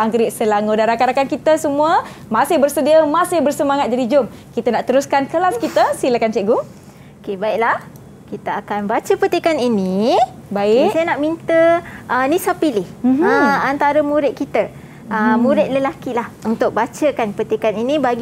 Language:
Malay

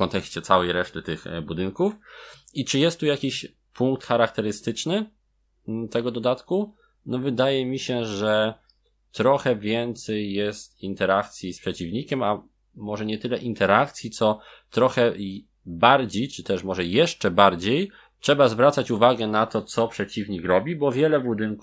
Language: Polish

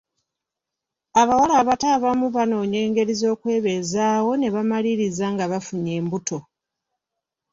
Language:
Ganda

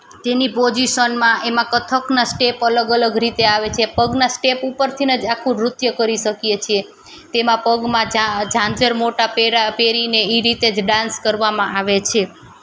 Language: Gujarati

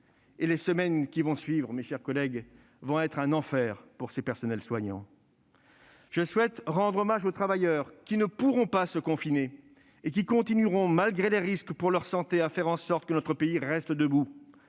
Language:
French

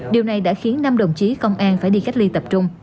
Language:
Vietnamese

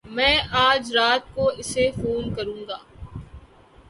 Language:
Urdu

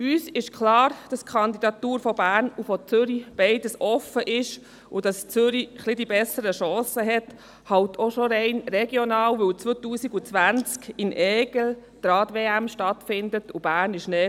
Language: Swiss German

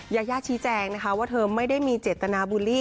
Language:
Thai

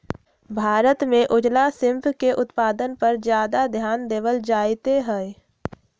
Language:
Magahi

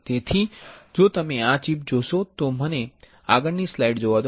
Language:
Gujarati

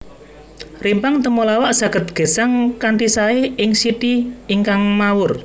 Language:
Javanese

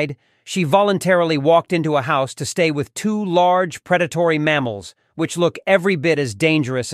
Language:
English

